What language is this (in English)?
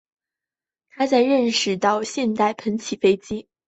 Chinese